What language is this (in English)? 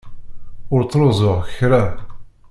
Kabyle